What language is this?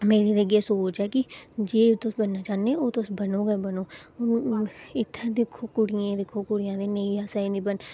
Dogri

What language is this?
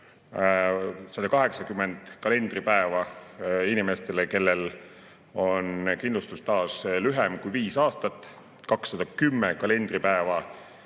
Estonian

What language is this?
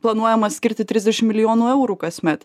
Lithuanian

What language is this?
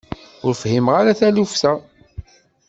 Kabyle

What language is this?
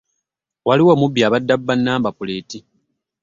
Ganda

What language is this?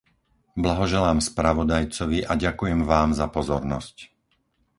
Slovak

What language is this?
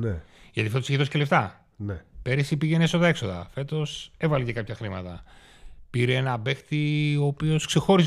Greek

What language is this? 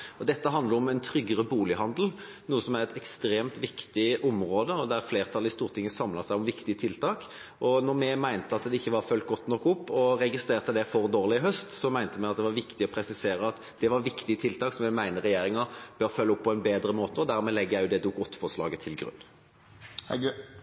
Norwegian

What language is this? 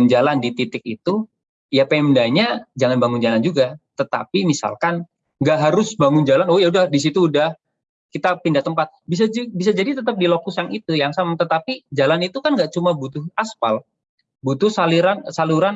Indonesian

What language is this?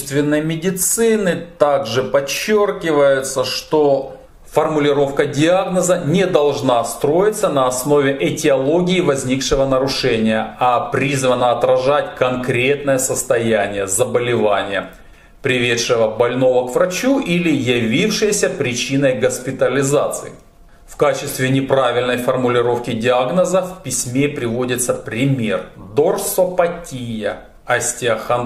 Russian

